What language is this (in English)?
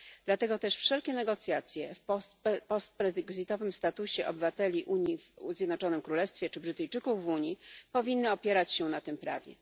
Polish